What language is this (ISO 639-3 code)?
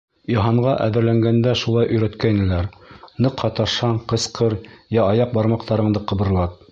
bak